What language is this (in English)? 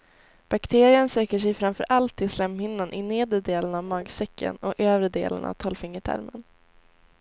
Swedish